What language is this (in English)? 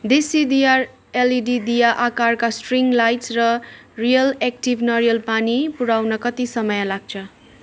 Nepali